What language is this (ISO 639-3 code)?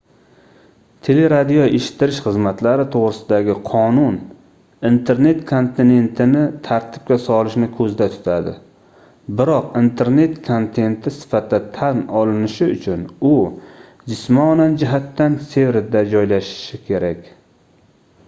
uzb